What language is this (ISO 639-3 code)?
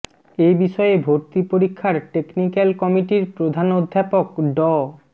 ben